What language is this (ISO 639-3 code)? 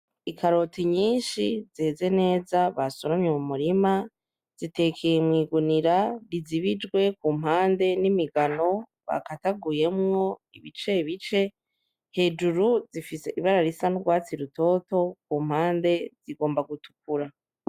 run